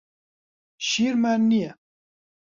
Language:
Central Kurdish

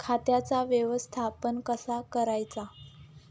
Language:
Marathi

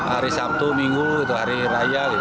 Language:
Indonesian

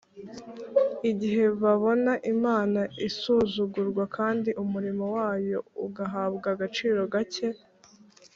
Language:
Kinyarwanda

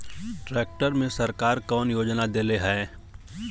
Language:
Bhojpuri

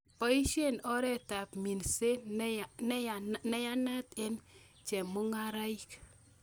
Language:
Kalenjin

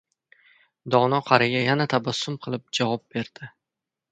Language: Uzbek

